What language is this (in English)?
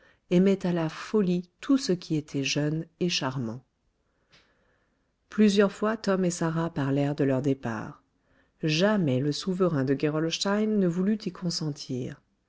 French